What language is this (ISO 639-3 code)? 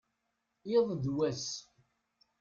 kab